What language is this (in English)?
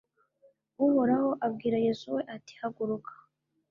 Kinyarwanda